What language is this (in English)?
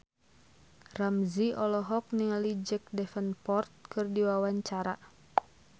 Sundanese